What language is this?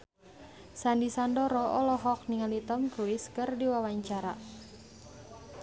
Sundanese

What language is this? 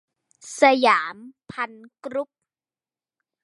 Thai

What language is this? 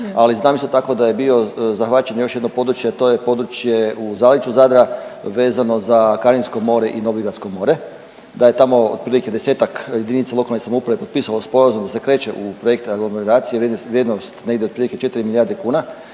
Croatian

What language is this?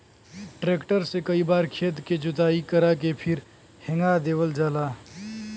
Bhojpuri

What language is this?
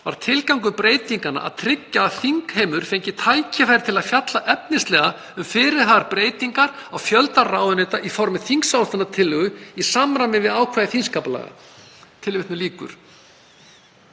Icelandic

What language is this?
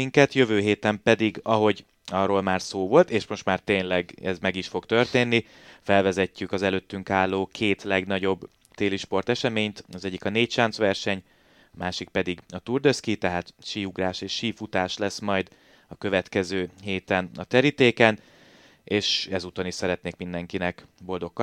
Hungarian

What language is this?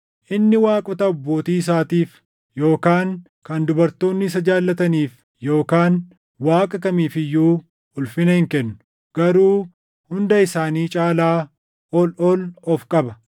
Oromo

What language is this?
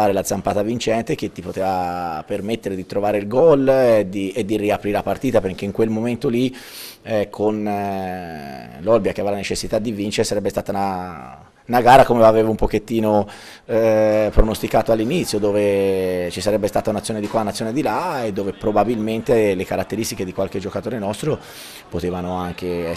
Italian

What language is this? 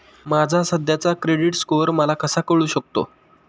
Marathi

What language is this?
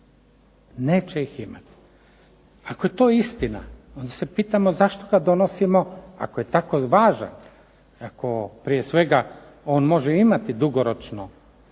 Croatian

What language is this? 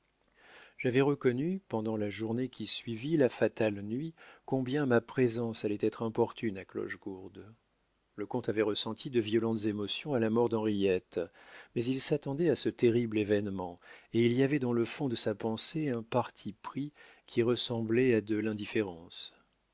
French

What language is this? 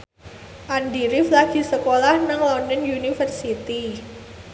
Javanese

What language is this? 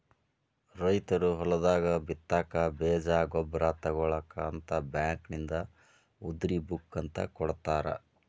Kannada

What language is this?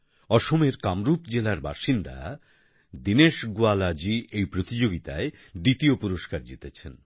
Bangla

